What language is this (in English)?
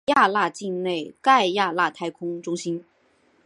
Chinese